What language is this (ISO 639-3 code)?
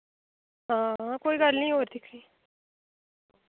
doi